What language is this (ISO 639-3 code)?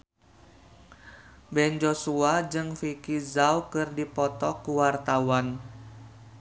sun